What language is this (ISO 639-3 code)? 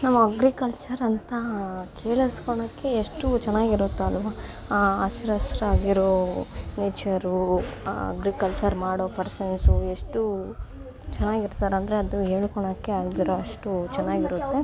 kan